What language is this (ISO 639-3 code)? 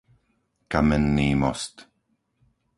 slk